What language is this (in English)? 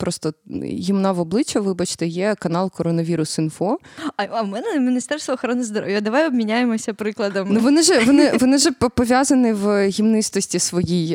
Ukrainian